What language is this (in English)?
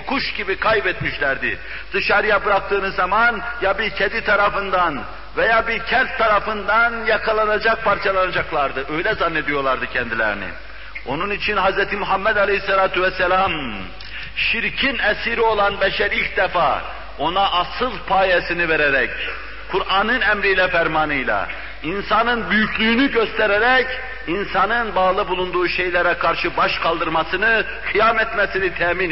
Turkish